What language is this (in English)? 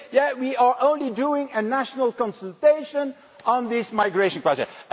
English